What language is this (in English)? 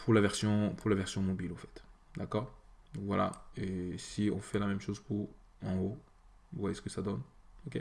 French